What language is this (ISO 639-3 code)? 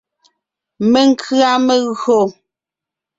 nnh